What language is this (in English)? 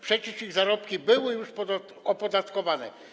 Polish